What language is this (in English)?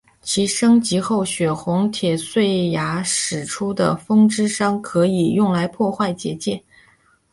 Chinese